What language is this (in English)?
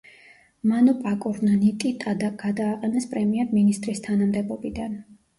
Georgian